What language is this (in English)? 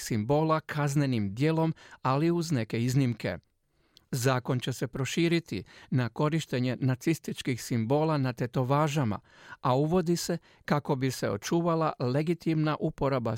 Croatian